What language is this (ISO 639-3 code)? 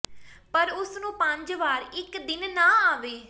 pan